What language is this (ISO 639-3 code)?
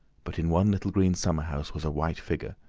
eng